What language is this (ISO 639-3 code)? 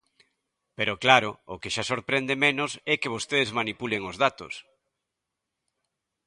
glg